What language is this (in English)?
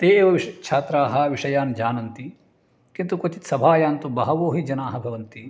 Sanskrit